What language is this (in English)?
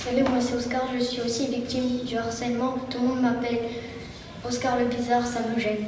French